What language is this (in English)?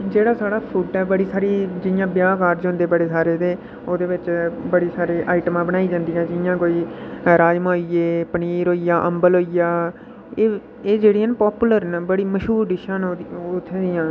Dogri